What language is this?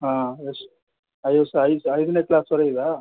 Kannada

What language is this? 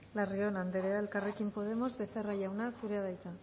Basque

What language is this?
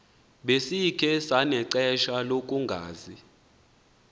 Xhosa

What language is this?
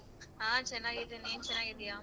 Kannada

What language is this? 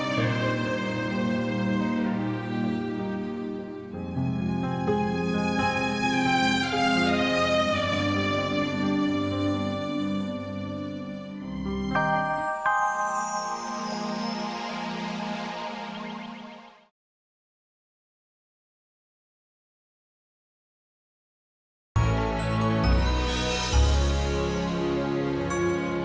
Indonesian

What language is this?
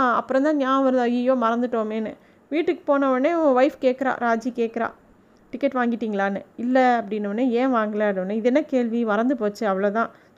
Tamil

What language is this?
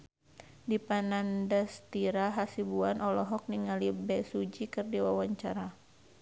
Sundanese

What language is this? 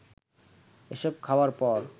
Bangla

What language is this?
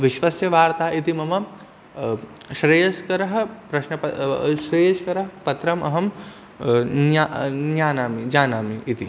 Sanskrit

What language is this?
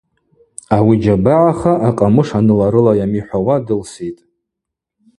Abaza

